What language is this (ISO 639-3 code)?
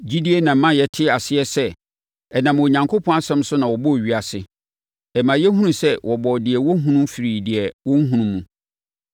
aka